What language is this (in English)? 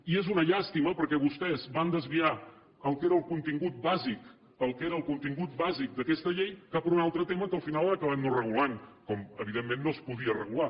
Catalan